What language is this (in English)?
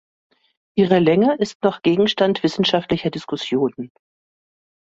German